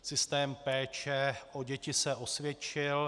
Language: Czech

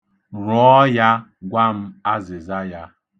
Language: Igbo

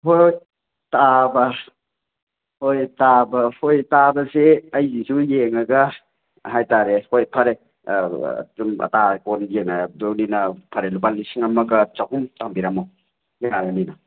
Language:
Manipuri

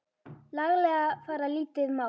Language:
Icelandic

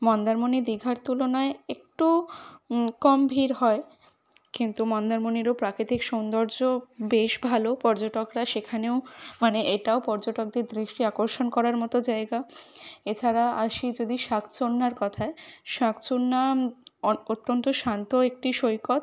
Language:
Bangla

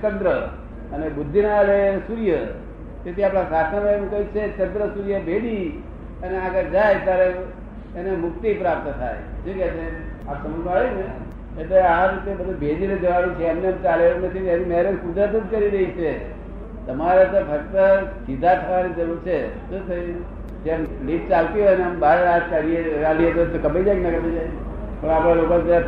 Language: Gujarati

